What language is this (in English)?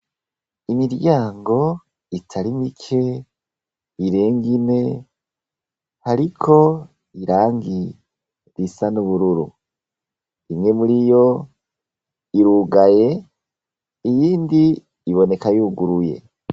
Rundi